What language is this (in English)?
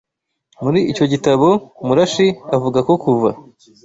Kinyarwanda